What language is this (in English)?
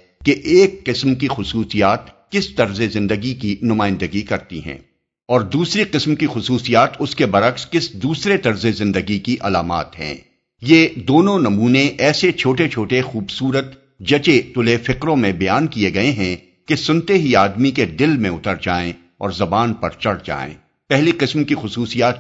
Urdu